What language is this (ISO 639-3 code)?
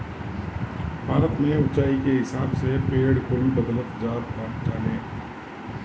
bho